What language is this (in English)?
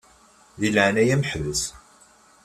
Kabyle